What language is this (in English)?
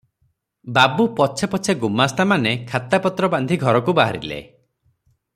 Odia